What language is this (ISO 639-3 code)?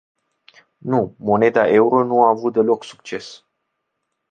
ron